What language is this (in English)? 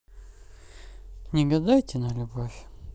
Russian